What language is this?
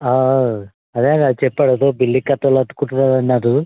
Telugu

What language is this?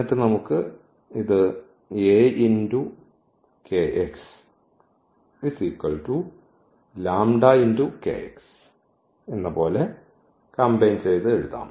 Malayalam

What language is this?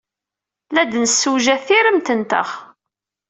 Kabyle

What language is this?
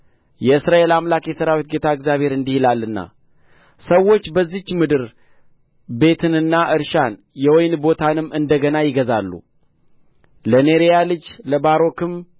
Amharic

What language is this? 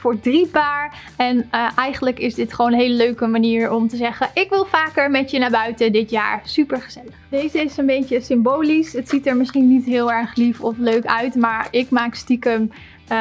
Dutch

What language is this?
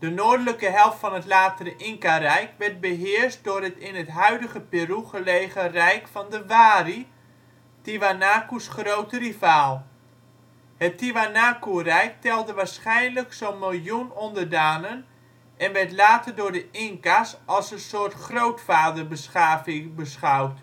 Dutch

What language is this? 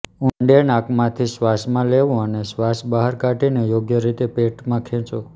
Gujarati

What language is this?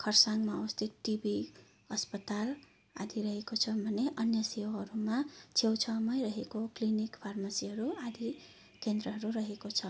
Nepali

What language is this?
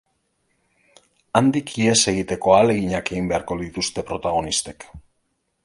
Basque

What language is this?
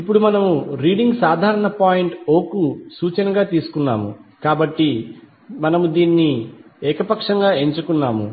Telugu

